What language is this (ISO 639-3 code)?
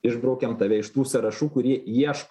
lit